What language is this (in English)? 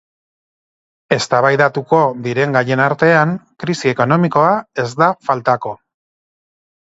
Basque